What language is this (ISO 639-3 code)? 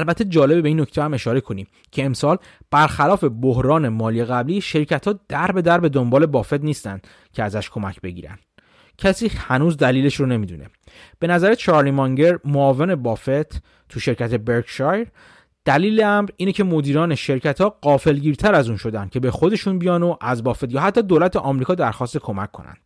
fas